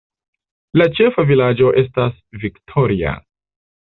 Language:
Esperanto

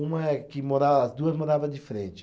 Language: Portuguese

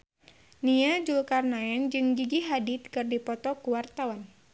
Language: Sundanese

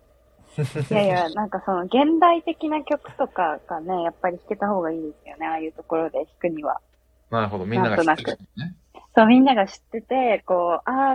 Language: Japanese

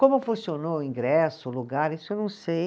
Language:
Portuguese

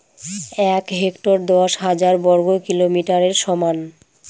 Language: Bangla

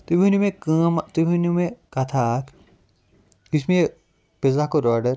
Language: Kashmiri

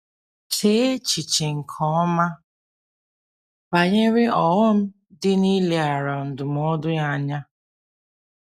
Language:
Igbo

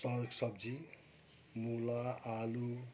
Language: Nepali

